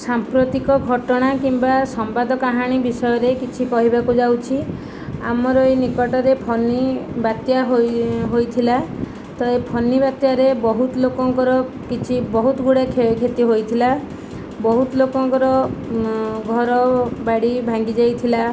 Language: Odia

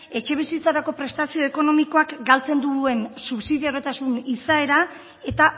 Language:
Basque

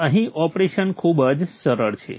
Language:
Gujarati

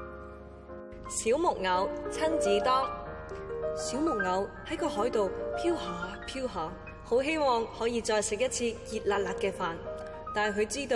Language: Chinese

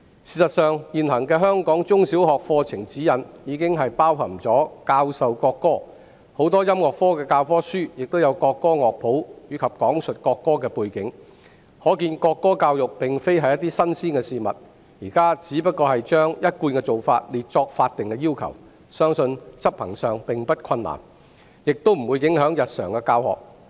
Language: Cantonese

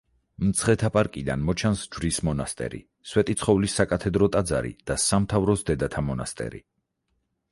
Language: Georgian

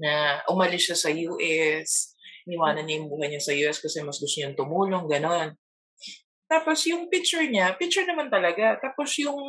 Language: Filipino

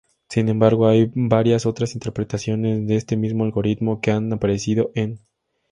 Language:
Spanish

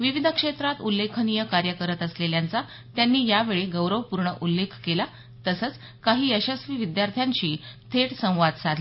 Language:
Marathi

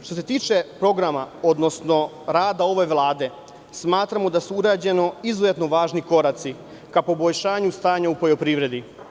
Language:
Serbian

